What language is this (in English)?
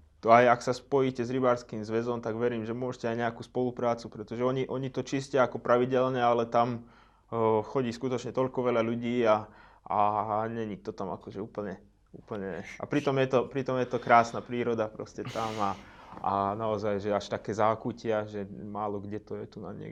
Slovak